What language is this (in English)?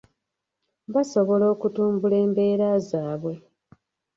Ganda